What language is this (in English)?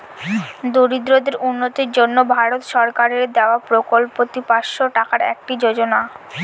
Bangla